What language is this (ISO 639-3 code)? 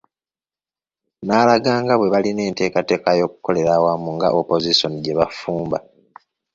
lug